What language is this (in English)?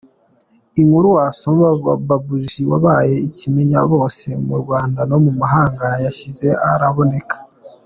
Kinyarwanda